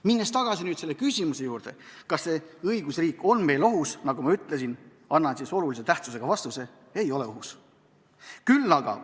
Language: Estonian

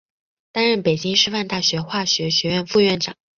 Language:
Chinese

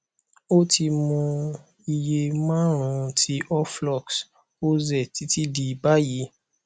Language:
Yoruba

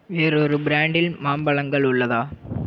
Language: Tamil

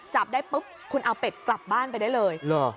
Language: Thai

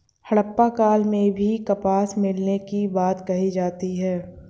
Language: Hindi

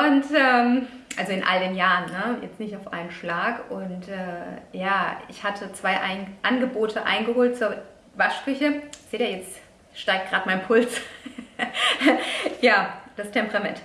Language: German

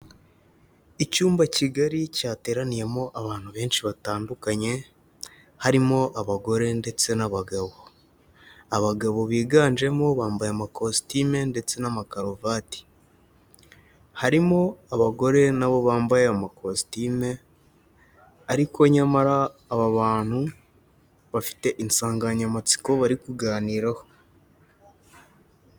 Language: Kinyarwanda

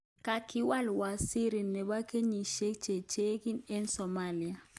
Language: Kalenjin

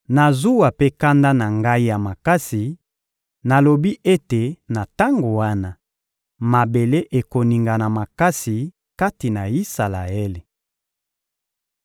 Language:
Lingala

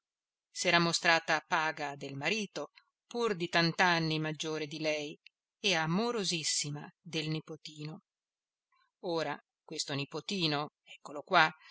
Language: Italian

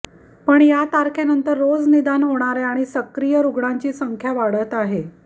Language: Marathi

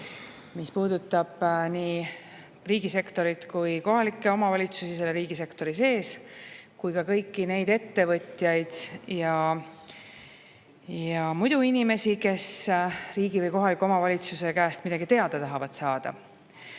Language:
Estonian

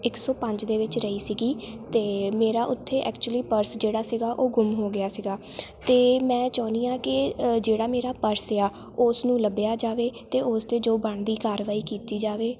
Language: Punjabi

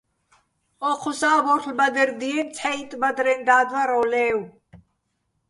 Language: Bats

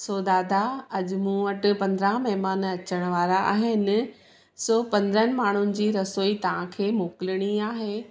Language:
Sindhi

